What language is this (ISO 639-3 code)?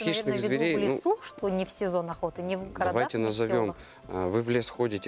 rus